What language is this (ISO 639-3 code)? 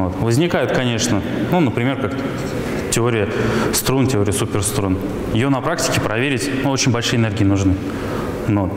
rus